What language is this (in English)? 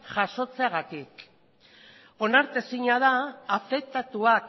Basque